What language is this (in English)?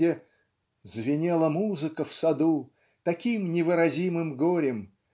Russian